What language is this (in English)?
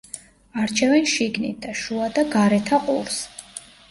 Georgian